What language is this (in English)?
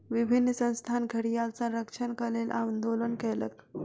Maithili